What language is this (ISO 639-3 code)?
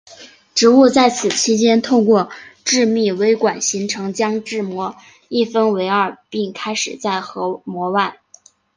zho